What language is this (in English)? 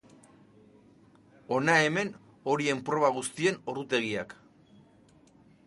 Basque